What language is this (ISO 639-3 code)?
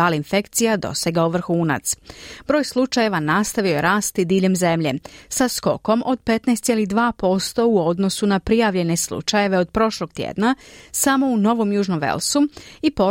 hrv